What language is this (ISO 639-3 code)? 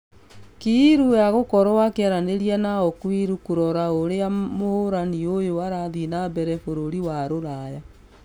kik